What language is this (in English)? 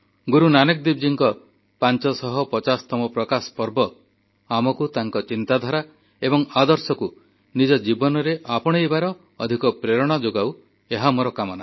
Odia